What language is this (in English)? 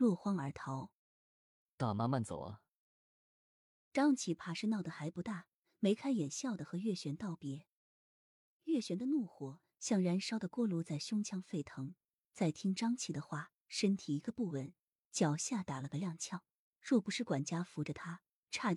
Chinese